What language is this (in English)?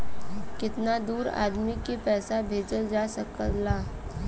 Bhojpuri